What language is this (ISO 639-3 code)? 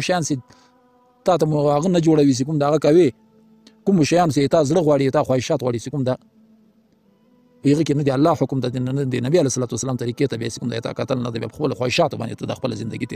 ara